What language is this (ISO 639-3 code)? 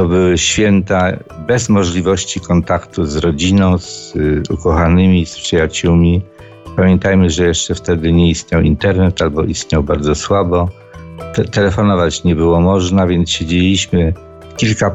pol